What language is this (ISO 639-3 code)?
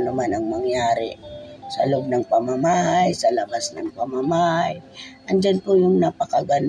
fil